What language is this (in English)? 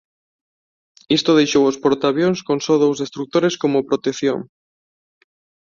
Galician